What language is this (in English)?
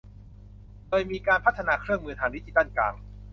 Thai